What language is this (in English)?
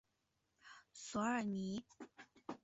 Chinese